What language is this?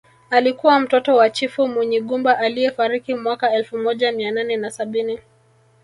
Swahili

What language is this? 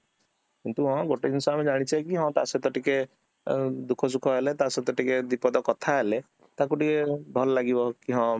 Odia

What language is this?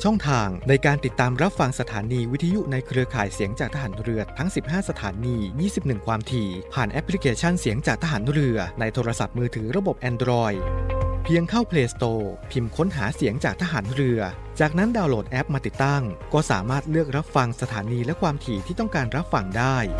Thai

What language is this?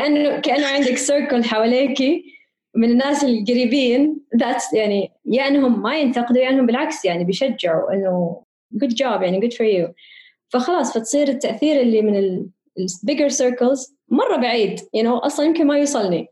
Arabic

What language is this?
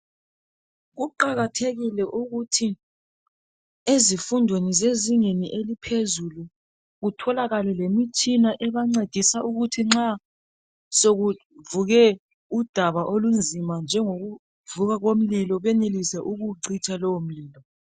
North Ndebele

